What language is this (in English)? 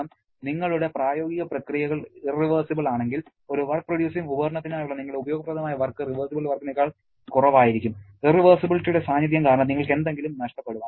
Malayalam